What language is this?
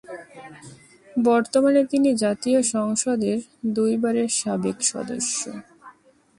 Bangla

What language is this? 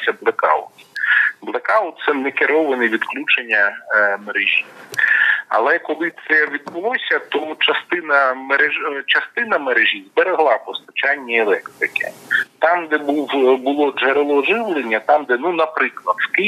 Ukrainian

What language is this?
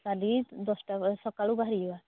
Odia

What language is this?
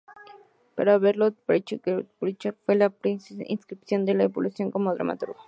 Spanish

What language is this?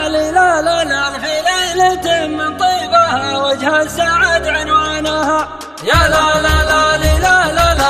Arabic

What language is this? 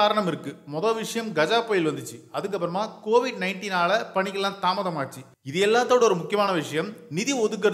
Tamil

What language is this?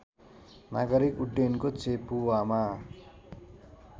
Nepali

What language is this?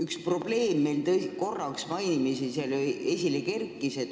Estonian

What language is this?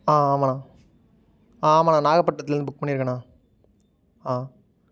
Tamil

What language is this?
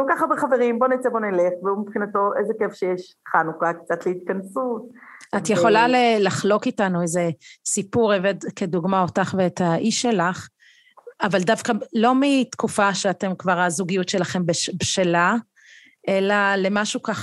Hebrew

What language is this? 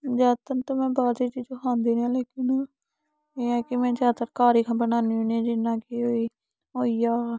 Dogri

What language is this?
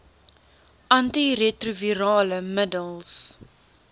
Afrikaans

